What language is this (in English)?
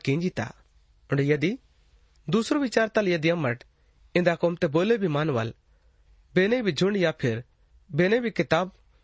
Hindi